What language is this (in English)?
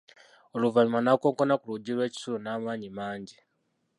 Ganda